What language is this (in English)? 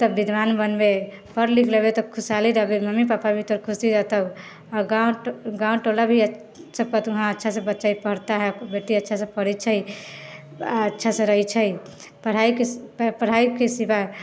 Maithili